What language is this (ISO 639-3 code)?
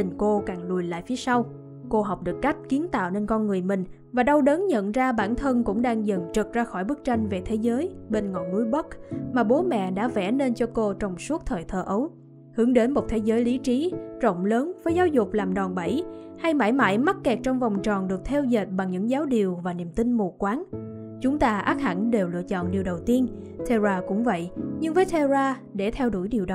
vie